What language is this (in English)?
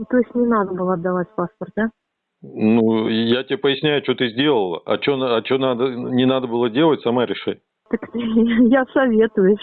Russian